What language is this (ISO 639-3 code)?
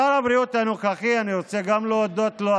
heb